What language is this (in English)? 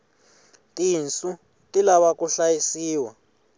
Tsonga